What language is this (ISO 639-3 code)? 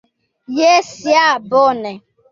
epo